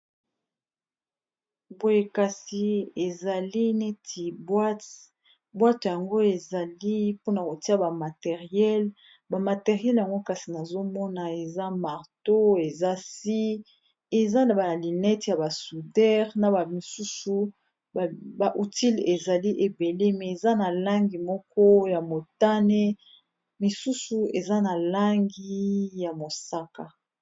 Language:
Lingala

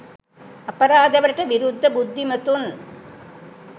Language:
Sinhala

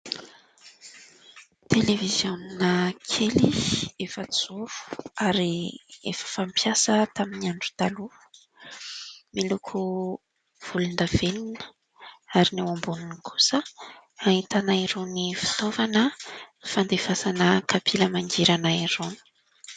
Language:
Malagasy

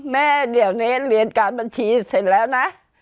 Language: Thai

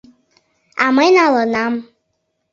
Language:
Mari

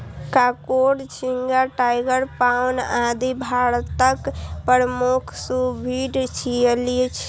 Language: Maithili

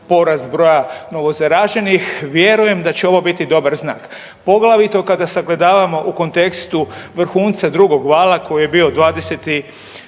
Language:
Croatian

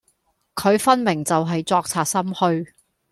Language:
Cantonese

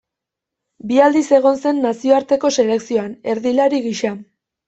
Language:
Basque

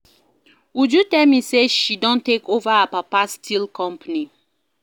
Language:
Nigerian Pidgin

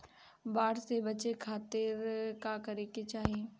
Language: Bhojpuri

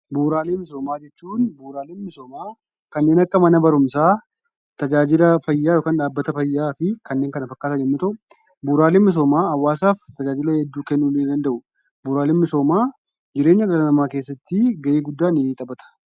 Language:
Oromo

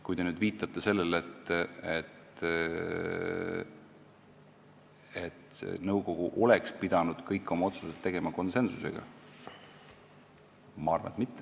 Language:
Estonian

